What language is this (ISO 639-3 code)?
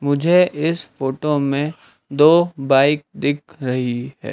hin